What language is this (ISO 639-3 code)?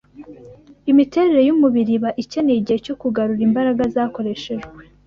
kin